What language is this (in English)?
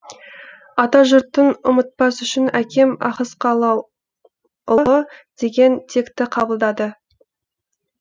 Kazakh